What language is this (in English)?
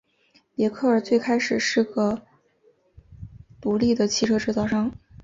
Chinese